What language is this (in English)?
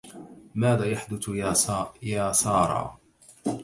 Arabic